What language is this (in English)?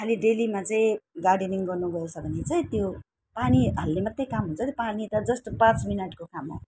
Nepali